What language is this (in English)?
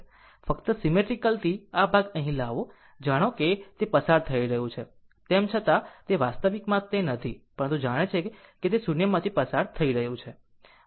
Gujarati